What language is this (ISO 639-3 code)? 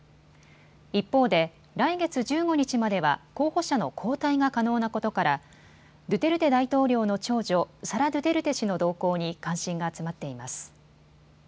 jpn